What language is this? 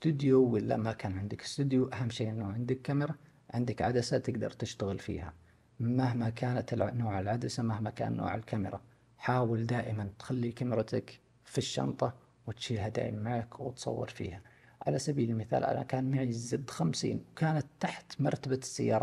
Arabic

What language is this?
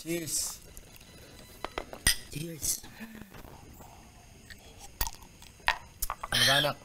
Filipino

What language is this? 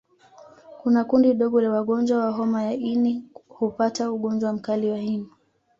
Swahili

